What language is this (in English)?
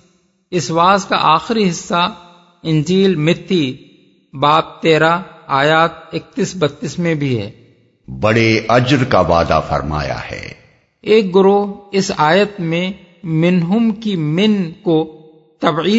Urdu